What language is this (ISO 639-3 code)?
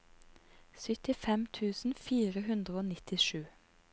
nor